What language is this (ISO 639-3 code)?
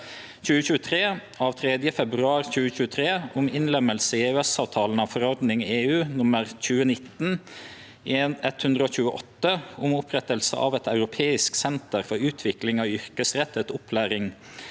nor